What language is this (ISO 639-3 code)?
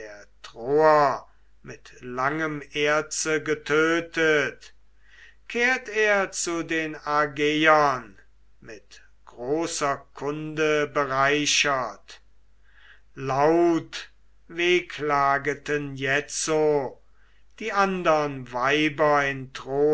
deu